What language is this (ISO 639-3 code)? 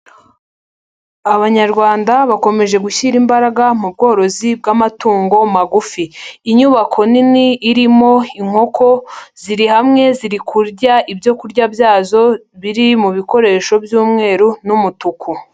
kin